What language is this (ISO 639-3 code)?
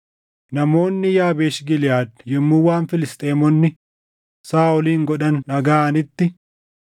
orm